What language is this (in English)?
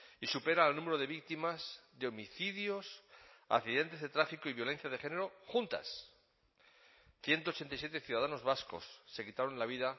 Spanish